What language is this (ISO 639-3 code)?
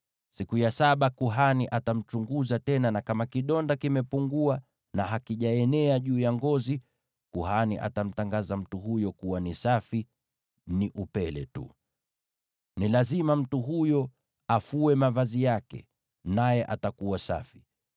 swa